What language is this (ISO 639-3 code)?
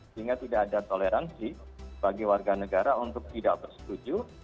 ind